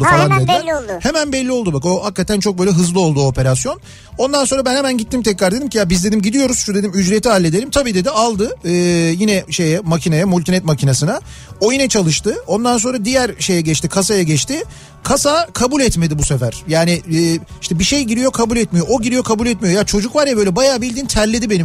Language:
Turkish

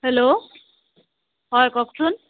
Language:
Assamese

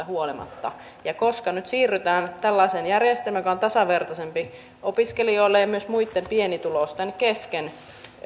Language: Finnish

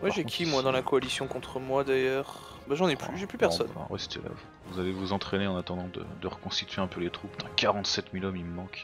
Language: French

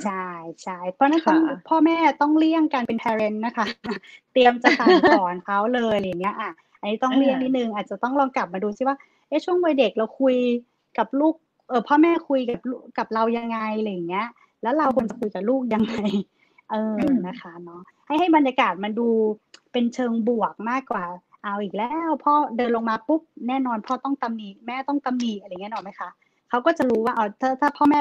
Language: Thai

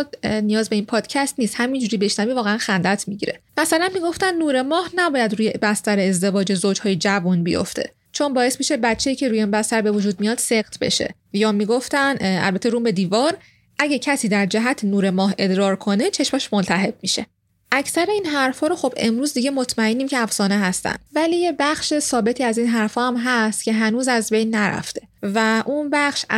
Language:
Persian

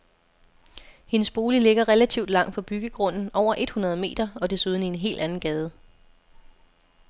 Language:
Danish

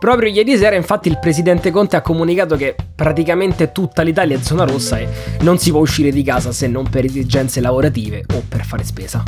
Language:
Italian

